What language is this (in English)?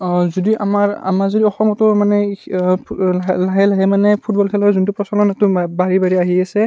Assamese